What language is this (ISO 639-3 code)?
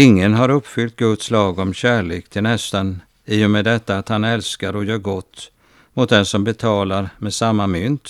swe